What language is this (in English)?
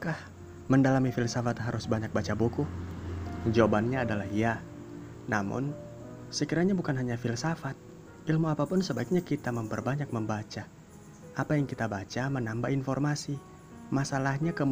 Indonesian